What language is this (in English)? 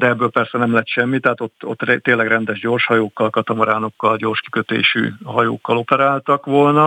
Hungarian